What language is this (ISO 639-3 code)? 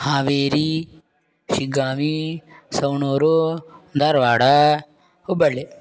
san